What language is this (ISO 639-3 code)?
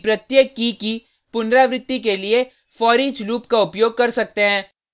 hin